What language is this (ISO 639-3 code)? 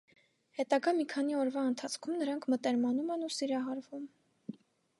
hye